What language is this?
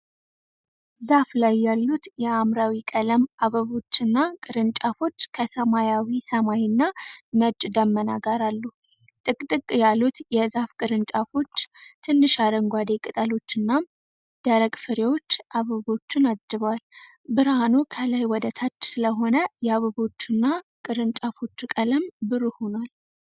Amharic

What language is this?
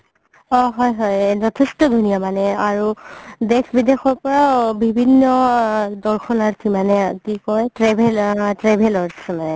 Assamese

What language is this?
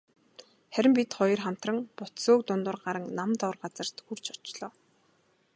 Mongolian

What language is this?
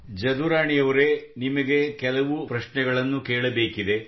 Kannada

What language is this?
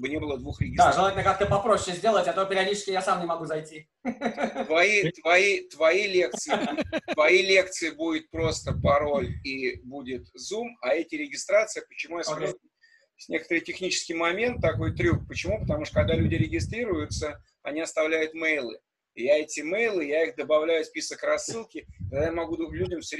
Russian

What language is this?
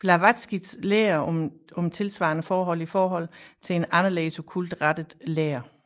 Danish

